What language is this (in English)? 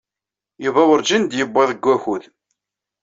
Kabyle